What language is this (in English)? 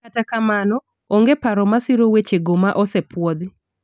Luo (Kenya and Tanzania)